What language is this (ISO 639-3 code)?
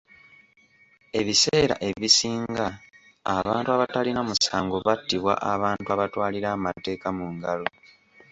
lug